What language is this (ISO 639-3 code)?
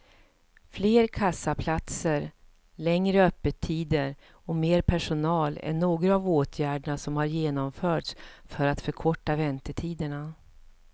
swe